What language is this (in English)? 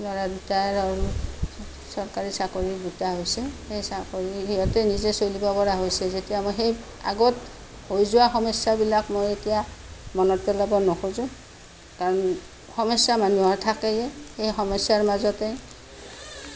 Assamese